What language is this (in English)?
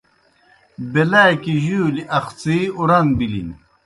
Kohistani Shina